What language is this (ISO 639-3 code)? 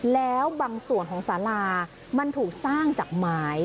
tha